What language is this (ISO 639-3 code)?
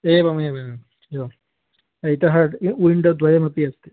san